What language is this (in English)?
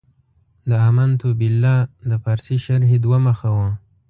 Pashto